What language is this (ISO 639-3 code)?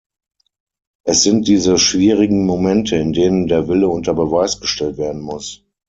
deu